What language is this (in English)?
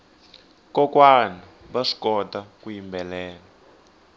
Tsonga